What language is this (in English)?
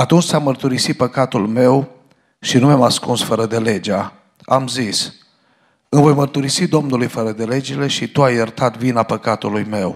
Romanian